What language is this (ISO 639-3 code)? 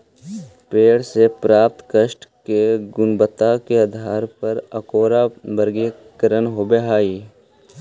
mag